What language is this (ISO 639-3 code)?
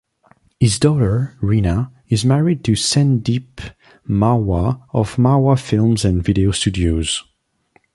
eng